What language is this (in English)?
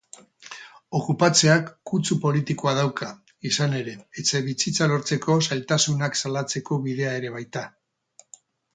Basque